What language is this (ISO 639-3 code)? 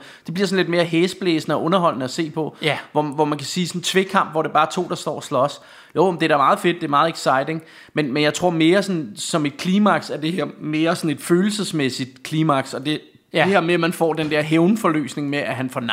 dan